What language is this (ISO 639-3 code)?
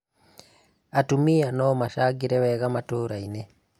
kik